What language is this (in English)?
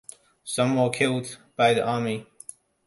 English